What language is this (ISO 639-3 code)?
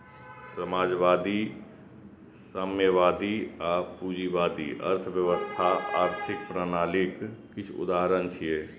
mai